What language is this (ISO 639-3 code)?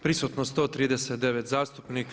hrv